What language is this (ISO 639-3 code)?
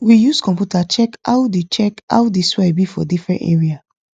pcm